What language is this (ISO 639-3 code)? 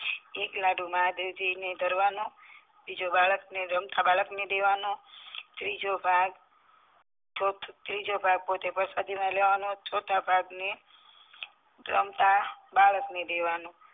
guj